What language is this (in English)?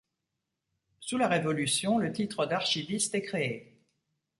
French